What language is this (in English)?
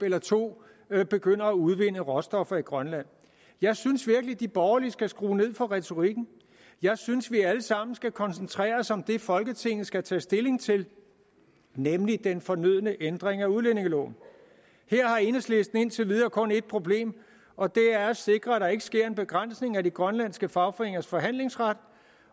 Danish